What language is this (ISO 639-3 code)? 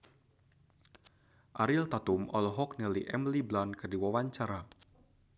sun